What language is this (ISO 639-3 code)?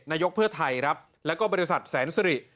tha